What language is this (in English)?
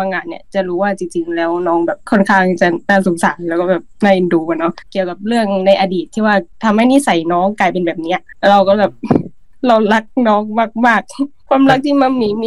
Thai